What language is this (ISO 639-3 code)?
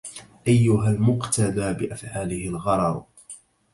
ara